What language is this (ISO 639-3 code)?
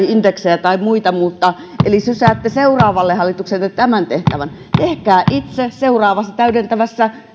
fin